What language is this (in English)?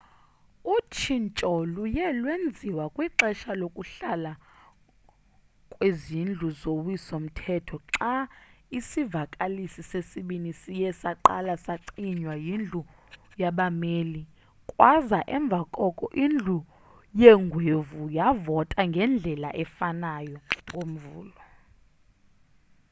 Xhosa